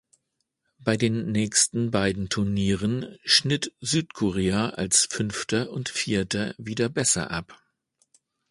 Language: German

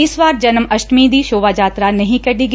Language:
Punjabi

